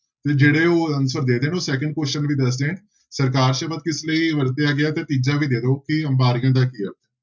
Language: Punjabi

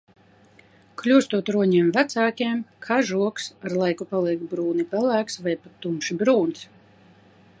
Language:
Latvian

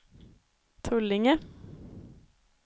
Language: Swedish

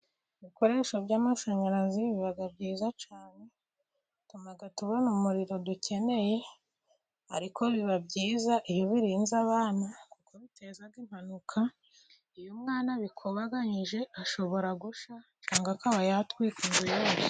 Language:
Kinyarwanda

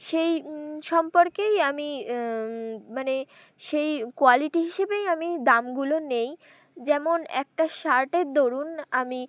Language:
Bangla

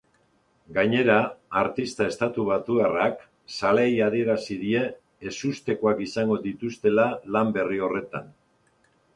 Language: Basque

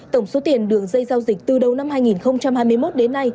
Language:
Vietnamese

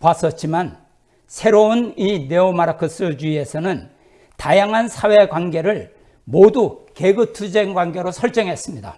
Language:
Korean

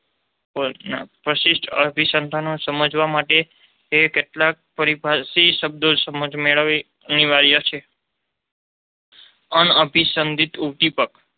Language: Gujarati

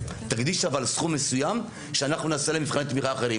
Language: Hebrew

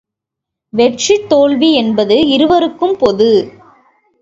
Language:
Tamil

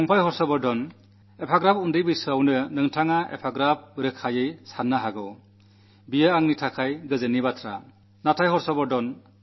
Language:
Malayalam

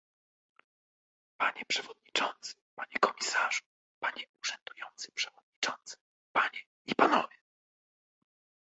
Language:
Polish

